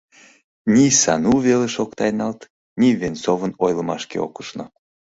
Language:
Mari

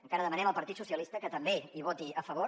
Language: Catalan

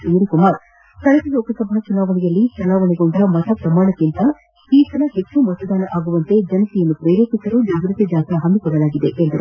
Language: Kannada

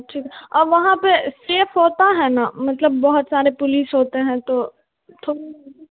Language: Hindi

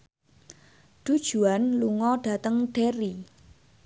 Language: Javanese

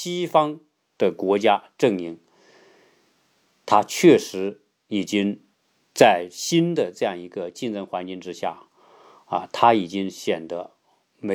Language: Chinese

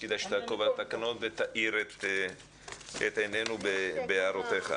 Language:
Hebrew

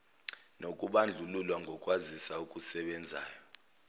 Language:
Zulu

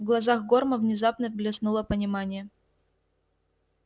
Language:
Russian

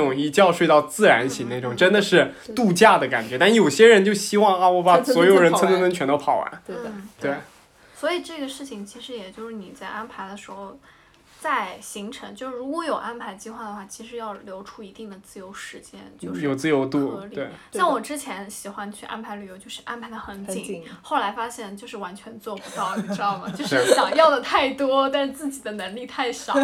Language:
Chinese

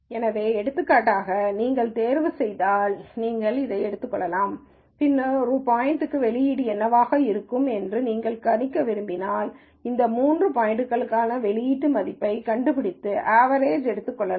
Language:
Tamil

